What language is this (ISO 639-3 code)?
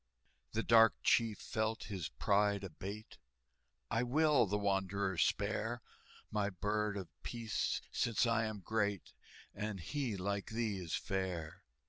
eng